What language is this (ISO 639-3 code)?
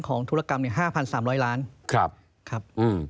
tha